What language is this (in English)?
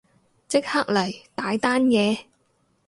Cantonese